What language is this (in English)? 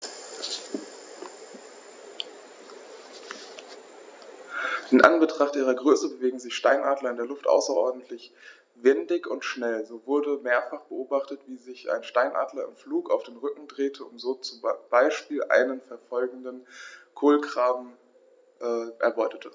German